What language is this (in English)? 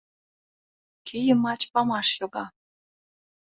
Mari